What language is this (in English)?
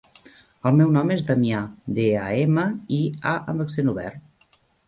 Catalan